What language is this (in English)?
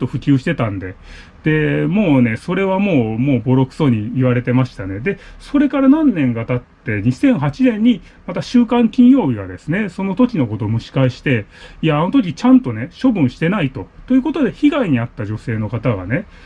Japanese